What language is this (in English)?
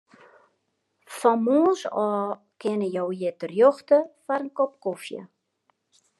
Western Frisian